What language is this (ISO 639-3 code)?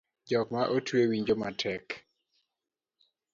luo